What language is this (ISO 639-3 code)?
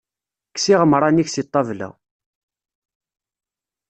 kab